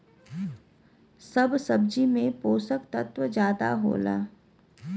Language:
Bhojpuri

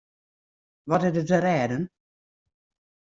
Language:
Western Frisian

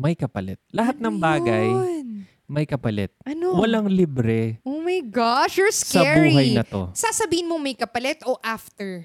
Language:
Filipino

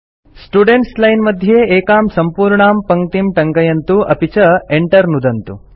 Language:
Sanskrit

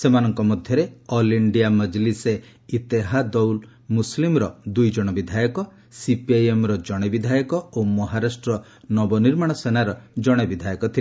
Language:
Odia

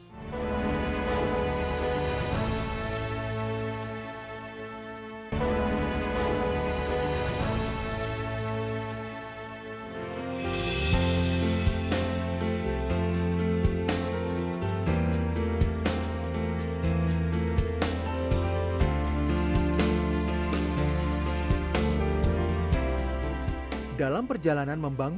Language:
Indonesian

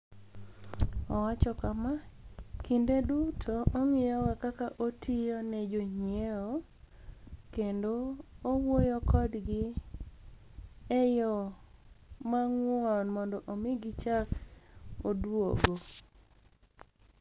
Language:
Luo (Kenya and Tanzania)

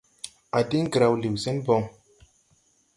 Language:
Tupuri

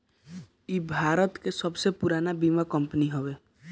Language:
Bhojpuri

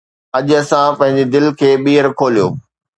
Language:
Sindhi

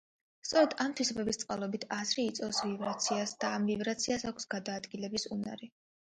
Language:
Georgian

